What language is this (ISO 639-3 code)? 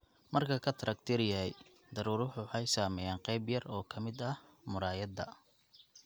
som